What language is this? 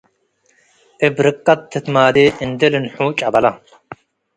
Tigre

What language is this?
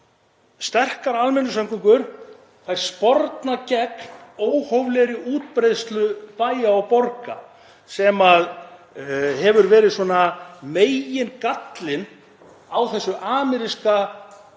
Icelandic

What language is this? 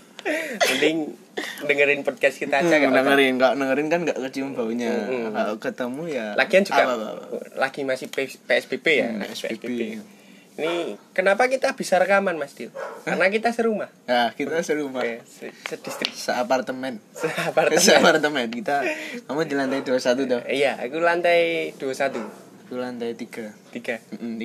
Indonesian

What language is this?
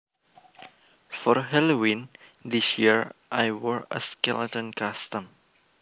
Javanese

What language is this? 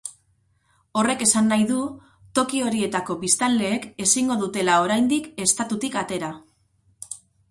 Basque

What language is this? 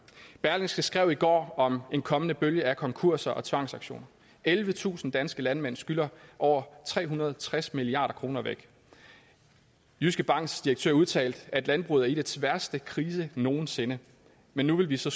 Danish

